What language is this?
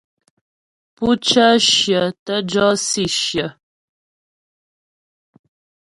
Ghomala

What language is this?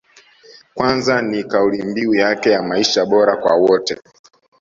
Swahili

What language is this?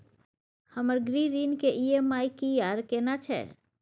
Maithili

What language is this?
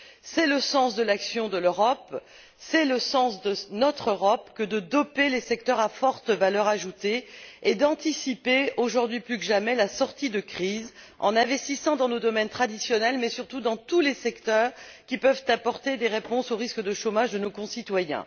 French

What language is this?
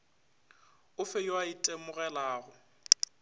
Northern Sotho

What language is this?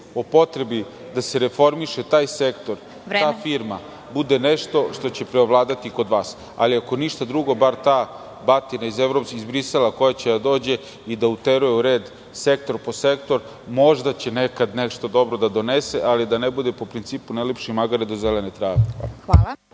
Serbian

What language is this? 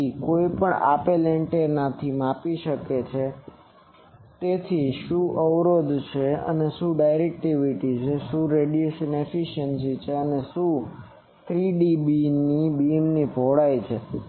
Gujarati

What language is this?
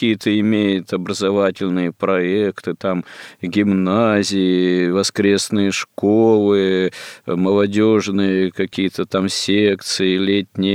Russian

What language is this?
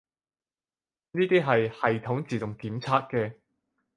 Cantonese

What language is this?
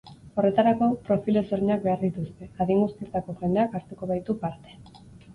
Basque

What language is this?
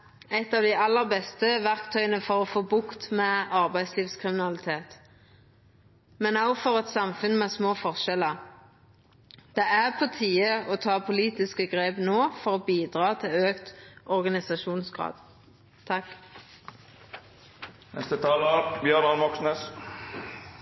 Norwegian Nynorsk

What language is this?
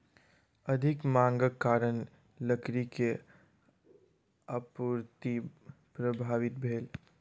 Maithili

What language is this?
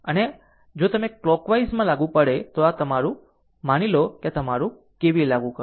Gujarati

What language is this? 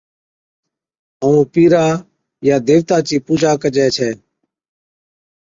Od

